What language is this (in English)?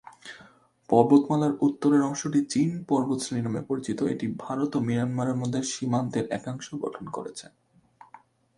Bangla